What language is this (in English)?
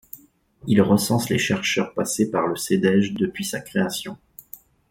French